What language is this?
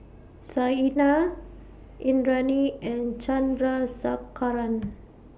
English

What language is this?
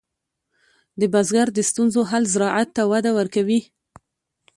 Pashto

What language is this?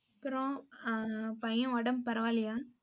Tamil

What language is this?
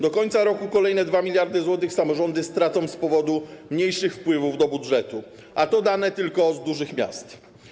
Polish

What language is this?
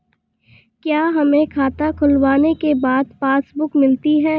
Hindi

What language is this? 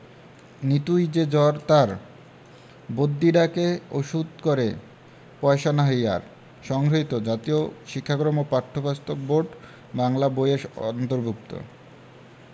Bangla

